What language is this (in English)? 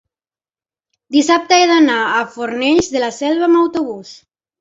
Catalan